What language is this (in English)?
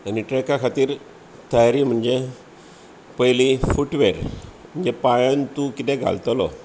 Konkani